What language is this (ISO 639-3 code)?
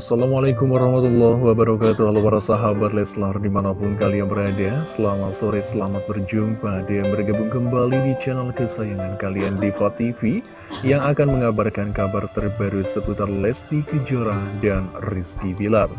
ind